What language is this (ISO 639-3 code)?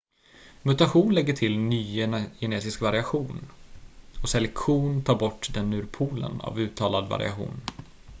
swe